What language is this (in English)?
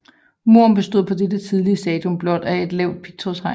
Danish